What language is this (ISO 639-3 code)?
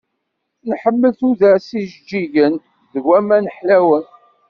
kab